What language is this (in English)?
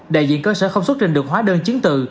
Vietnamese